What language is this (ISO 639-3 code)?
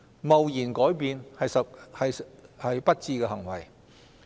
yue